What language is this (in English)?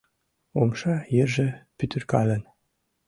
Mari